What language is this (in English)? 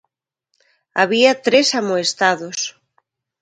Galician